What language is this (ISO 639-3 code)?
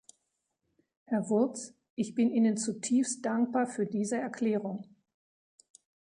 deu